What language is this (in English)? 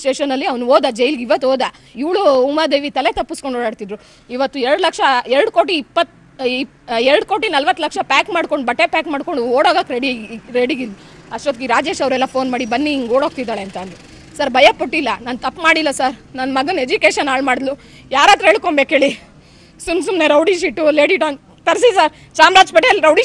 Kannada